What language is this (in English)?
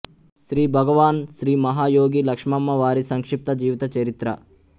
Telugu